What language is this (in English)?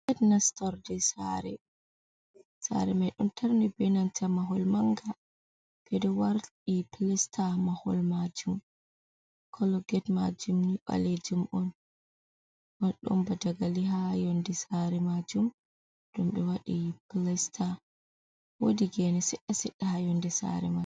Fula